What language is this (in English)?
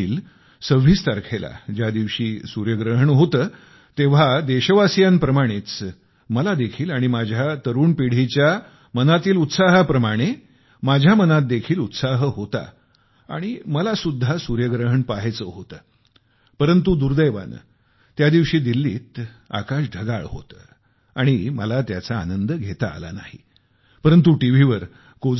Marathi